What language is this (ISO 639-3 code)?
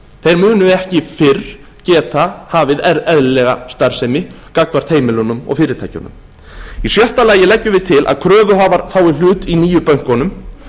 isl